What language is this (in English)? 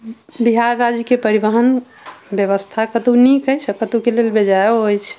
Maithili